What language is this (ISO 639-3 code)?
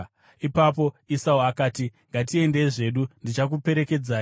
sna